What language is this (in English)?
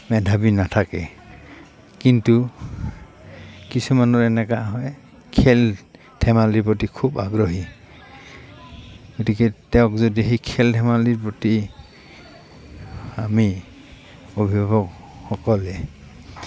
Assamese